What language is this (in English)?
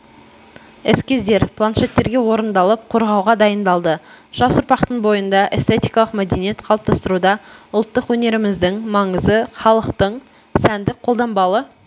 Kazakh